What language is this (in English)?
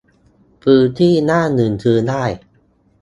Thai